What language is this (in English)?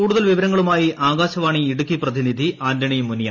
Malayalam